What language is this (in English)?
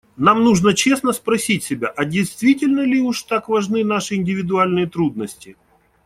Russian